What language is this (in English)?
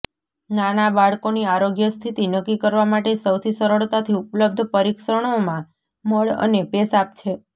Gujarati